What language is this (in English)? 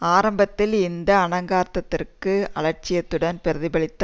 Tamil